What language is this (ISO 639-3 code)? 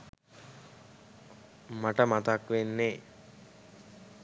sin